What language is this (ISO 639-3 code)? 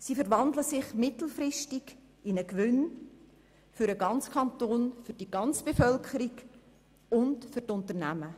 gsw